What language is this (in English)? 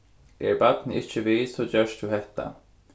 Faroese